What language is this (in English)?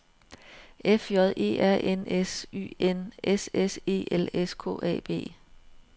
Danish